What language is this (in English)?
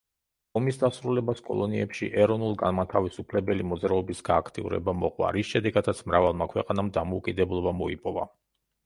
Georgian